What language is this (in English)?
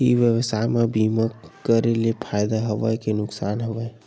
Chhattisgarhi